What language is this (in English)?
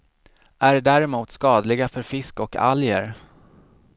Swedish